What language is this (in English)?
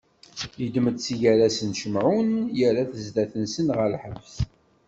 Kabyle